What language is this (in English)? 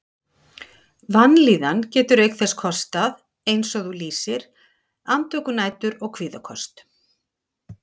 Icelandic